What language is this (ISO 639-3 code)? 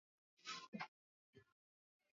swa